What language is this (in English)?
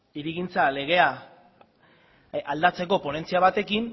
Basque